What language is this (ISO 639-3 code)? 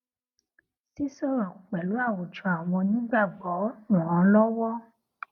yor